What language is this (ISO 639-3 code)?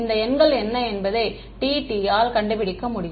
tam